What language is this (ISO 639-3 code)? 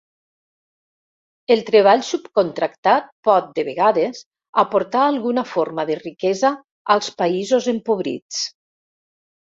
cat